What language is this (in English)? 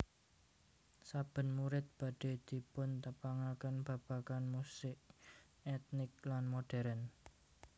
Javanese